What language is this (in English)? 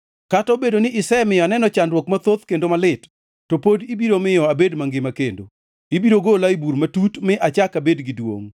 Luo (Kenya and Tanzania)